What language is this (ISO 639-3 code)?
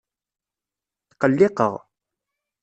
kab